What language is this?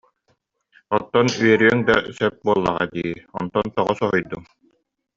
Yakut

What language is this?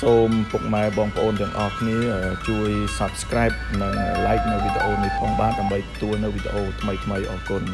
Thai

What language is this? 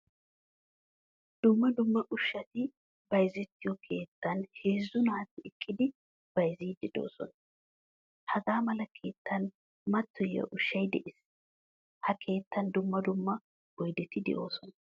Wolaytta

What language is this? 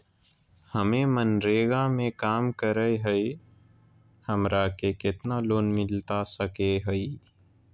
Magahi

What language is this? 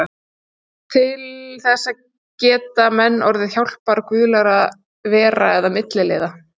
Icelandic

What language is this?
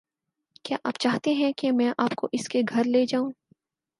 Urdu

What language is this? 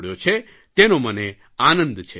Gujarati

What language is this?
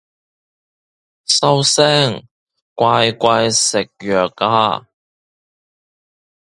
Cantonese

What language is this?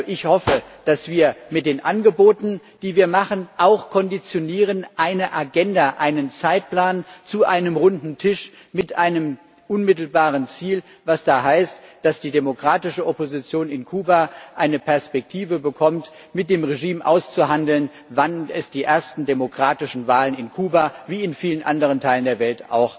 German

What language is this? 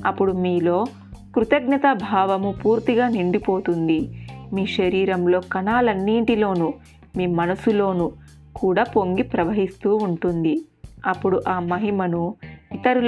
Telugu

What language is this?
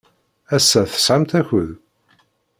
Kabyle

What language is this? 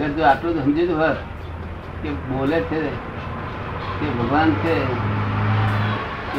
Gujarati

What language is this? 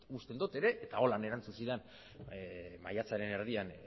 Basque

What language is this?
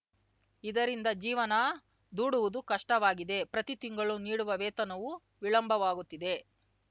Kannada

